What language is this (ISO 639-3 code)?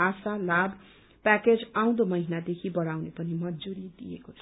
nep